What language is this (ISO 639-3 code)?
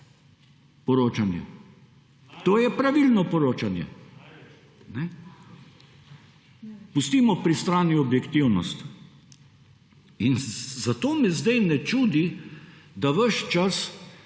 slv